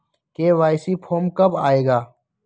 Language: Magahi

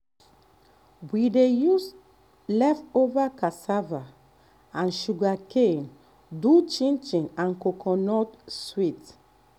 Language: Nigerian Pidgin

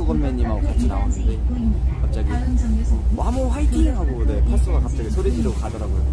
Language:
Korean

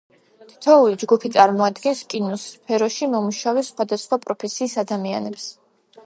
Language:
Georgian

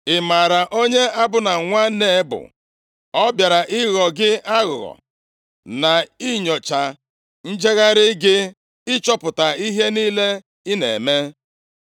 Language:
Igbo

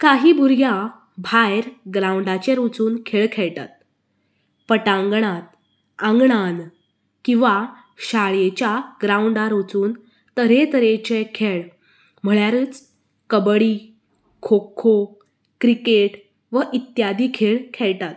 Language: Konkani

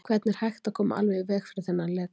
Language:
Icelandic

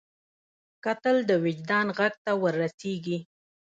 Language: Pashto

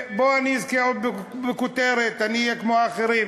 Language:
Hebrew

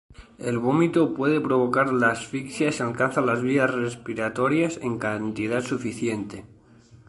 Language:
Spanish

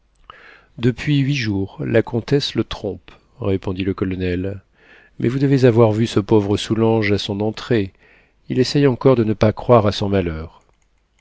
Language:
French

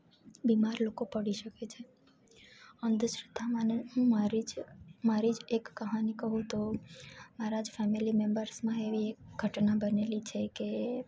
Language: Gujarati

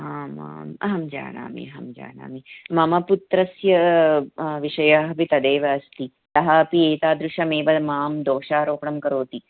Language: Sanskrit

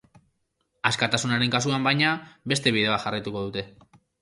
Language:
Basque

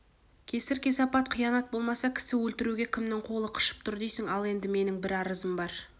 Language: Kazakh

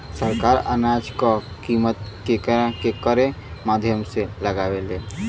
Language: Bhojpuri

